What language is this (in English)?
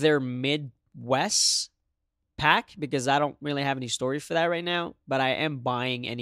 English